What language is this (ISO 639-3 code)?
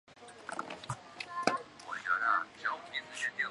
zho